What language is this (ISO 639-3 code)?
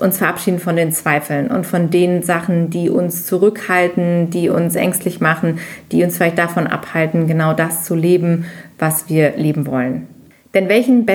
deu